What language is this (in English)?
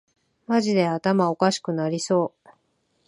Japanese